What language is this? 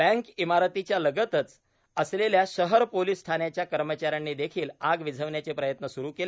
Marathi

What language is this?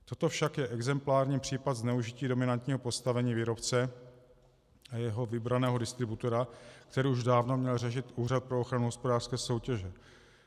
Czech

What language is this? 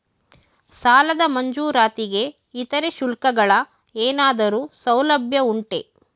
Kannada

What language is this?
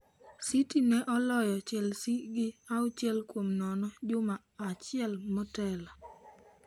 Luo (Kenya and Tanzania)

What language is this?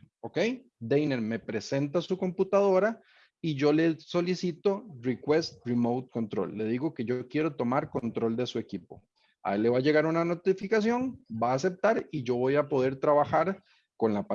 Spanish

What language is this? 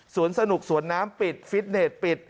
Thai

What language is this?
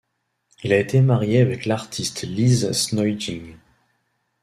French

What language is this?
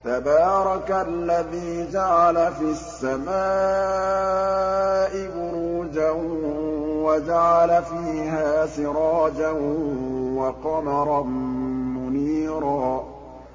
Arabic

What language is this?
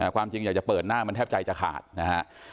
Thai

